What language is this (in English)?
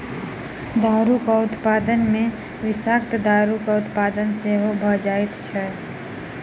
Maithili